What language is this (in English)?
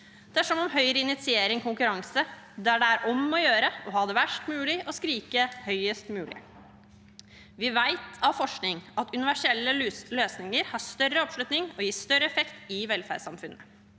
Norwegian